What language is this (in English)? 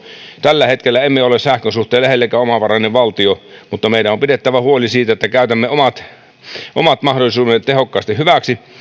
Finnish